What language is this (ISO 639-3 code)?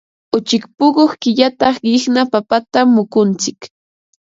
qva